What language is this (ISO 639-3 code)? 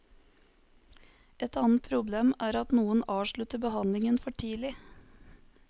nor